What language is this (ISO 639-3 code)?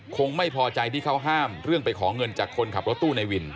tha